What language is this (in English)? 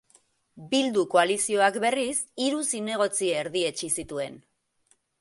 Basque